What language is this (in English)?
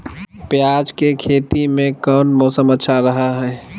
Magahi